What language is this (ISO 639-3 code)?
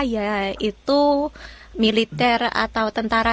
ind